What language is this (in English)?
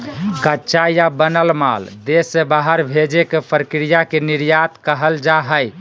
Magahi